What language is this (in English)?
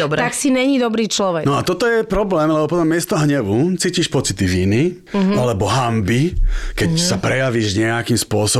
Slovak